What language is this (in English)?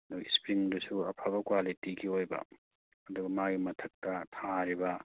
Manipuri